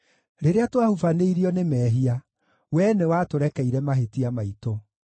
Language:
Kikuyu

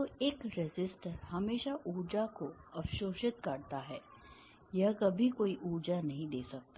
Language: Hindi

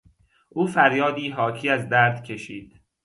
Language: Persian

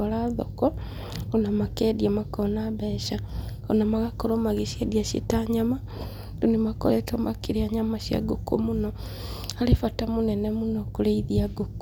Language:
Kikuyu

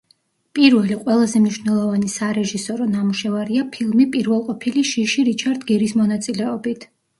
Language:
Georgian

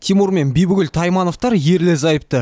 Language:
Kazakh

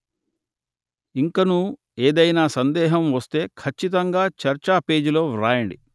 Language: Telugu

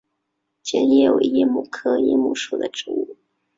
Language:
Chinese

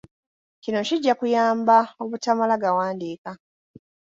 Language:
Ganda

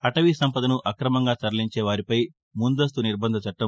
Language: Telugu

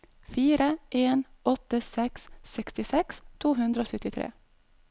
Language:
Norwegian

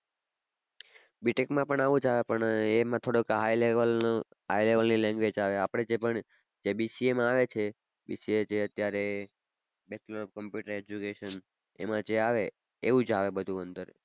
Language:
Gujarati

